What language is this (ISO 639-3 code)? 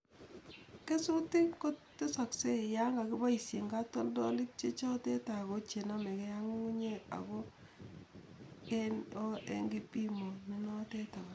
kln